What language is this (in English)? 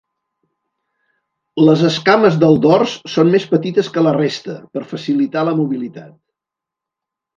Catalan